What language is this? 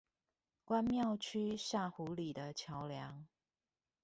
Chinese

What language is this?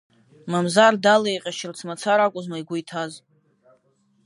Abkhazian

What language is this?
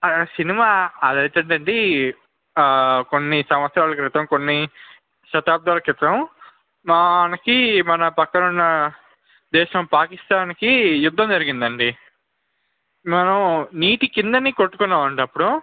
Telugu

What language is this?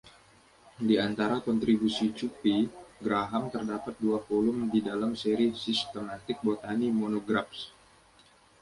Indonesian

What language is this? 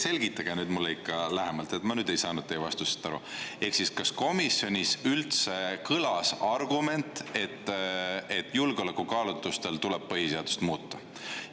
Estonian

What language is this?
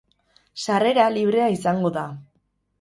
Basque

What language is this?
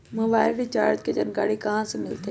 Magahi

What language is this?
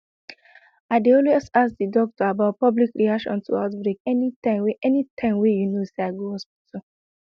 Nigerian Pidgin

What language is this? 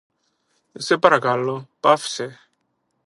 Greek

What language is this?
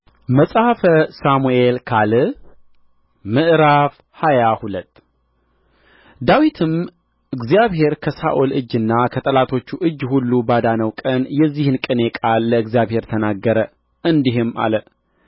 Amharic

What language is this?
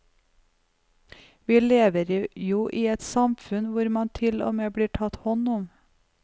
Norwegian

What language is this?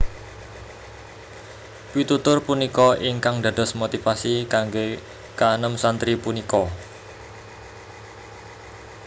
Javanese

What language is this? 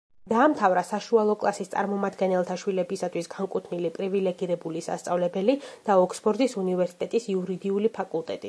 Georgian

